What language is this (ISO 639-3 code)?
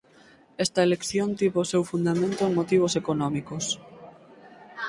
glg